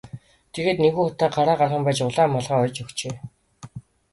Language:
Mongolian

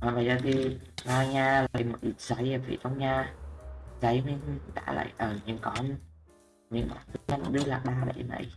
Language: Vietnamese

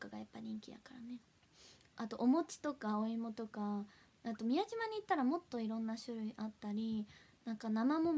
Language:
Japanese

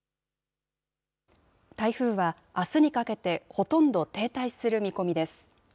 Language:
Japanese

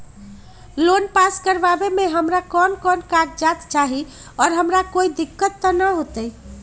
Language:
Magahi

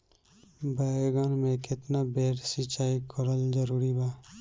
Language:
Bhojpuri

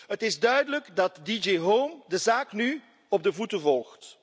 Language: Dutch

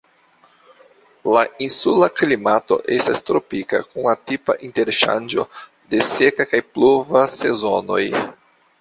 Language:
Esperanto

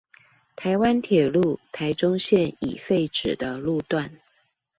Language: Chinese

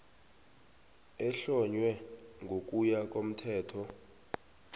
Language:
South Ndebele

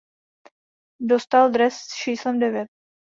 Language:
Czech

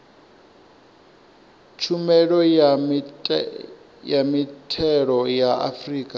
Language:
Venda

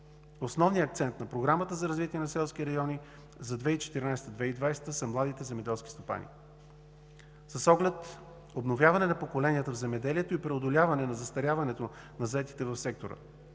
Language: Bulgarian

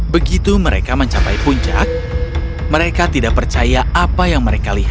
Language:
Indonesian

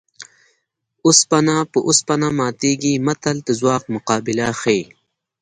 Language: Pashto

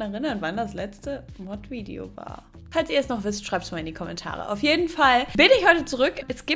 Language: German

